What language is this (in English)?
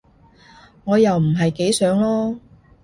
Cantonese